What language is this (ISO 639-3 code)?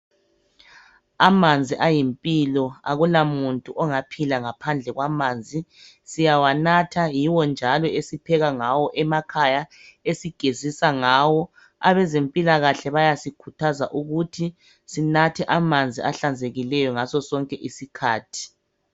nde